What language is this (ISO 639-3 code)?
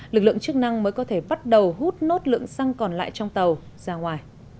vie